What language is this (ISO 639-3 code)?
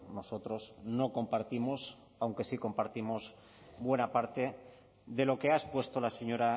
spa